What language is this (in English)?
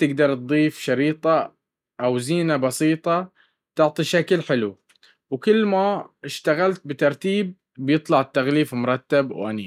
Baharna Arabic